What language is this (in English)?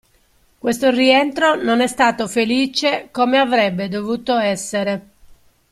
Italian